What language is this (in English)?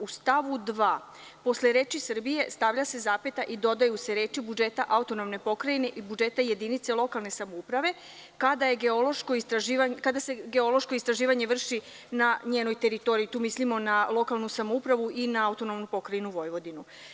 Serbian